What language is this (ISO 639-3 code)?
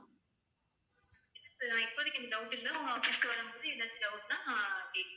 tam